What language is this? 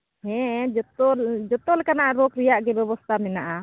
Santali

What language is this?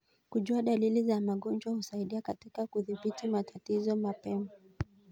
Kalenjin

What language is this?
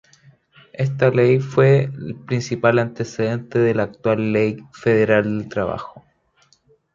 Spanish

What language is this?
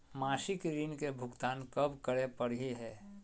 Magahi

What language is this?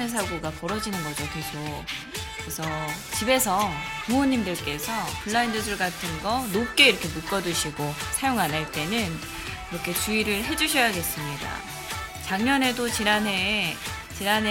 Korean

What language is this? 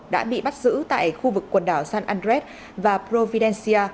Vietnamese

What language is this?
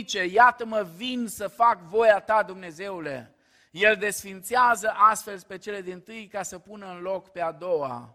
Romanian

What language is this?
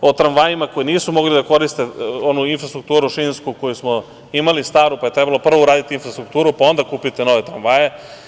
Serbian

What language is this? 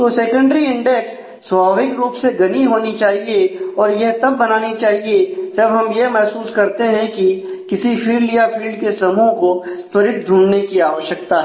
Hindi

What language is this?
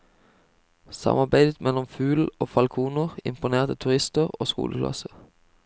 Norwegian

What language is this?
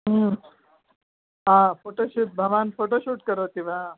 Sanskrit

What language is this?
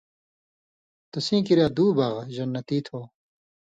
Indus Kohistani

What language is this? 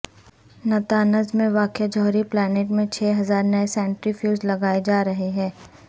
Urdu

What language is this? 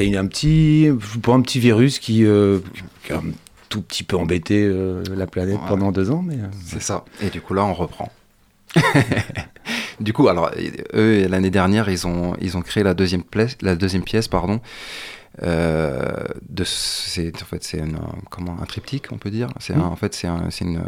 French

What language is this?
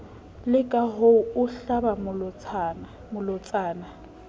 Southern Sotho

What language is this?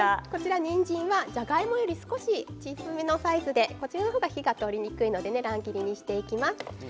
Japanese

